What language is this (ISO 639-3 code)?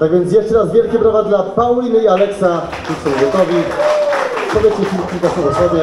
pol